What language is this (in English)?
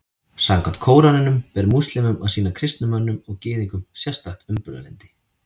Icelandic